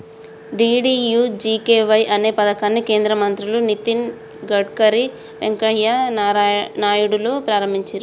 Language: Telugu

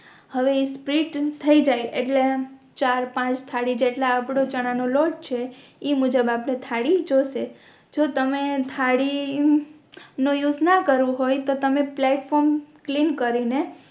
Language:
Gujarati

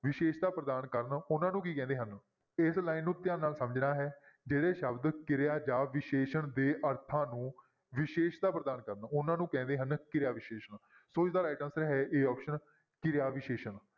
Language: Punjabi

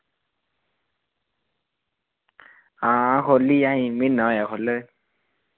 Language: Dogri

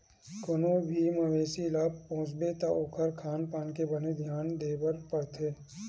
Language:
Chhattisgarhi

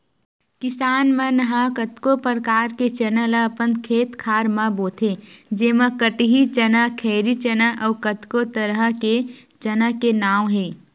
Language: Chhattisgarhi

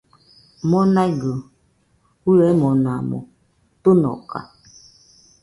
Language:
Nüpode Huitoto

